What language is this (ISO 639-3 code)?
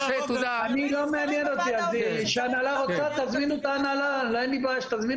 heb